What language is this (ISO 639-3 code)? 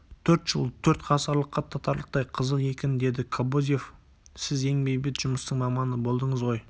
kaz